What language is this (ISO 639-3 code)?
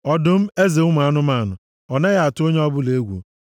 ibo